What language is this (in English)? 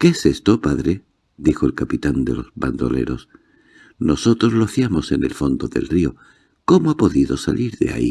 Spanish